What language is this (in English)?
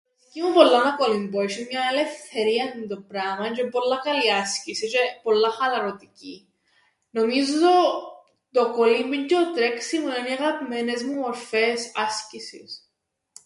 Greek